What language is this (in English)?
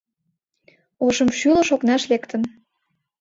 Mari